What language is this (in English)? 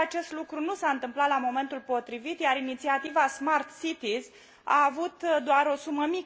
Romanian